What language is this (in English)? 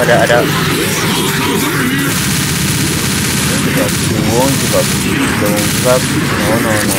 Indonesian